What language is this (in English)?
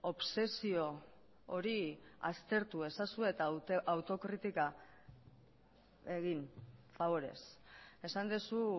Basque